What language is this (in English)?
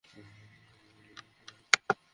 Bangla